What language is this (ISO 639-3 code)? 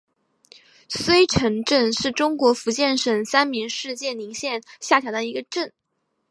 zho